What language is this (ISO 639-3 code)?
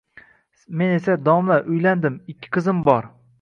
uzb